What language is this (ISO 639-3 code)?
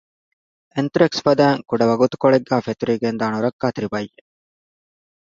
div